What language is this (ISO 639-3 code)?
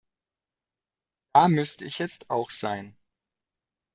deu